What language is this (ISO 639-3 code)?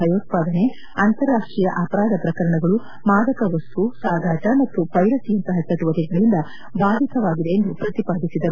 kan